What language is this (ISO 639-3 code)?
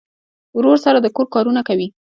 pus